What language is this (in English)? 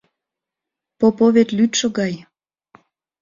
Mari